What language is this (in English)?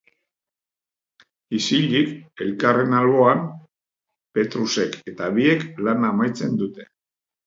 Basque